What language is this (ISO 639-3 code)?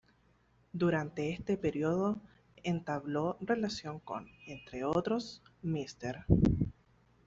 spa